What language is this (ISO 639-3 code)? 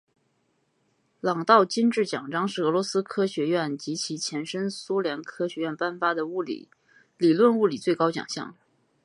zho